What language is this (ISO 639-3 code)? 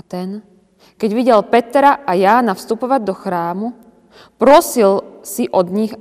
slk